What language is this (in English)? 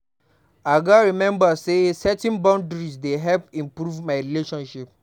Nigerian Pidgin